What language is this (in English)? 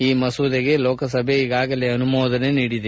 Kannada